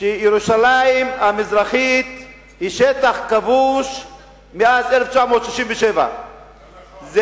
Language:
Hebrew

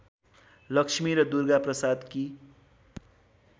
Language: Nepali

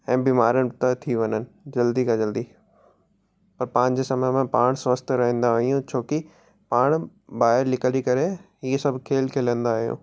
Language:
Sindhi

